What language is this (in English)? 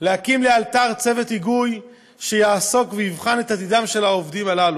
Hebrew